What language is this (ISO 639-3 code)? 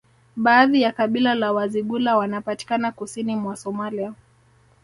swa